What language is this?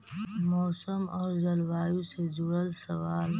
Magahi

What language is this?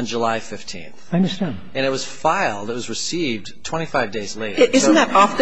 English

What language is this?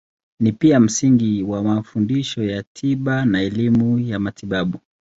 Swahili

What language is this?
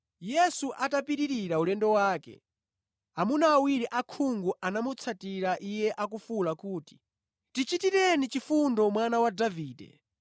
Nyanja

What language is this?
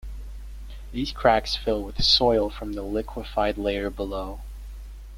English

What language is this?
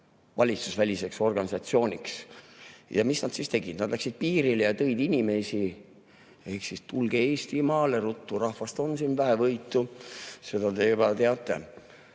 Estonian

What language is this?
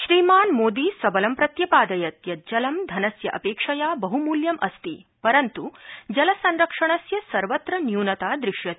Sanskrit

